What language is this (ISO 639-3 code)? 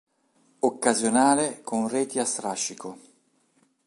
ita